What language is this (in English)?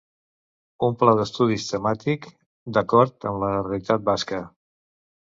Catalan